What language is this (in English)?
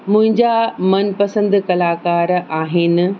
Sindhi